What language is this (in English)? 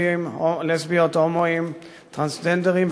Hebrew